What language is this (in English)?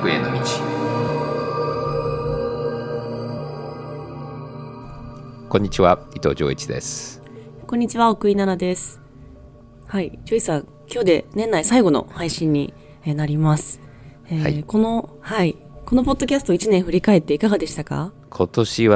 Japanese